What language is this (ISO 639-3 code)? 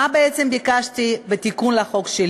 heb